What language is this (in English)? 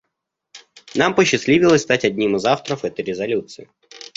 Russian